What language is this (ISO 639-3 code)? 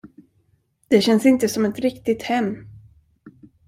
swe